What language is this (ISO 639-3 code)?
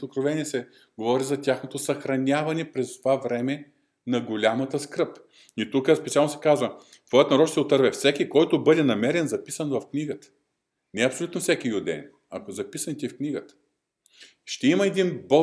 bul